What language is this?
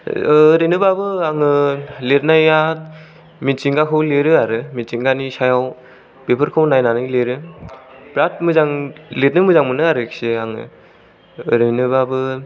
Bodo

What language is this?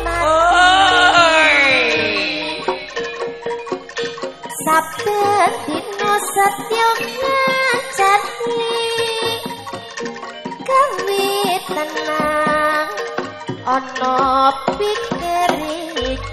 Indonesian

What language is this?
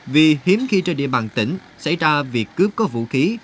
Vietnamese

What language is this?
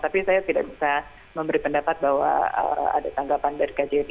Indonesian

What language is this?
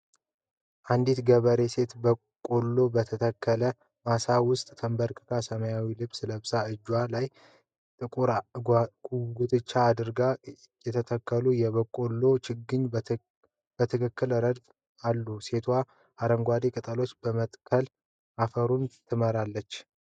Amharic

